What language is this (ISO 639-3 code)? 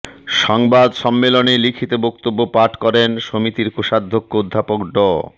ben